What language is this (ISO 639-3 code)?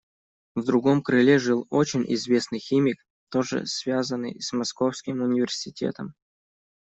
rus